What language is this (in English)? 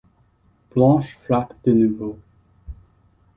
French